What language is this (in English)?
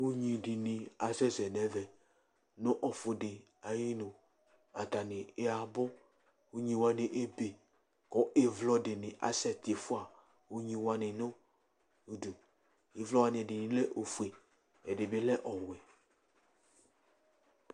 Ikposo